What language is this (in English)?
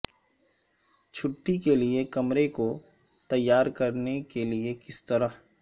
Urdu